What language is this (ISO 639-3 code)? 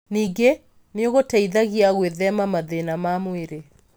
kik